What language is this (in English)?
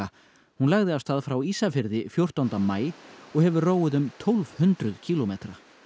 Icelandic